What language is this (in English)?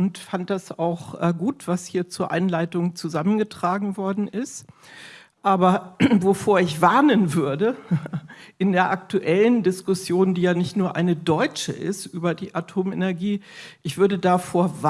German